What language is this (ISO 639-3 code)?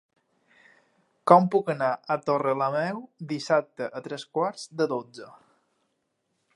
cat